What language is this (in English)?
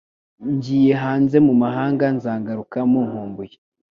Kinyarwanda